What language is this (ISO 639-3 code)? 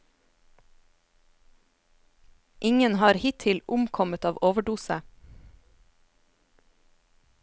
nor